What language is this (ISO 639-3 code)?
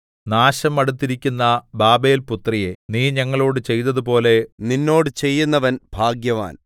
mal